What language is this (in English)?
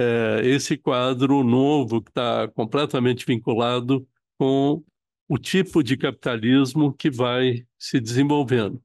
Portuguese